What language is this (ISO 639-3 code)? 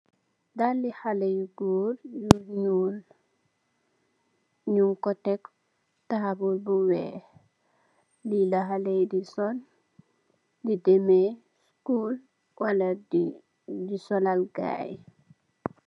wol